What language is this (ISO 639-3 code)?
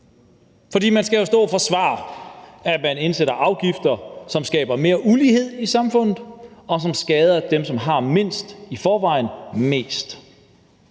dan